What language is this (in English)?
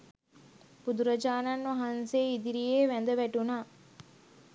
Sinhala